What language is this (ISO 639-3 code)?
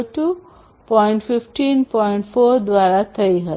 guj